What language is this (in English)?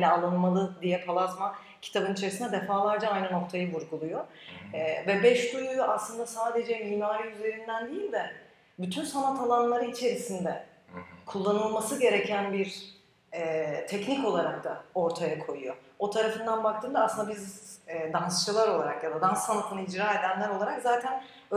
Turkish